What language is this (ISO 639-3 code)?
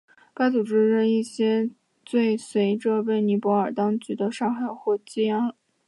zho